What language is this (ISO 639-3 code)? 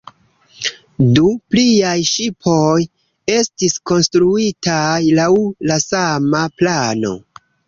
epo